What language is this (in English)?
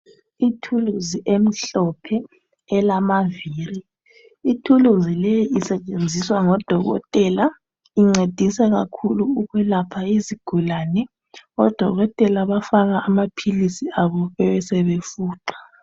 North Ndebele